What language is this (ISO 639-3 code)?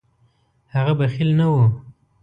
pus